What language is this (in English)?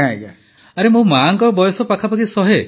Odia